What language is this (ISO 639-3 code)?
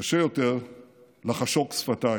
heb